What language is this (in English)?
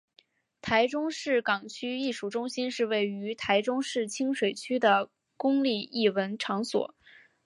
Chinese